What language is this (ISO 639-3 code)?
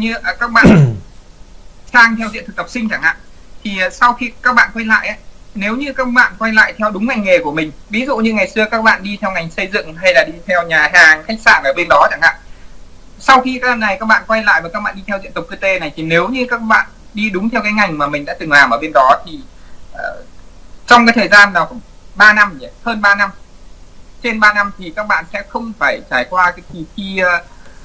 vie